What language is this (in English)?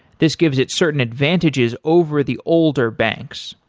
English